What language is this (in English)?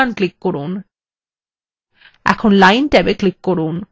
Bangla